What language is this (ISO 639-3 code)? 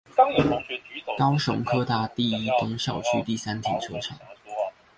zho